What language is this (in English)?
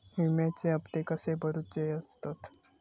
Marathi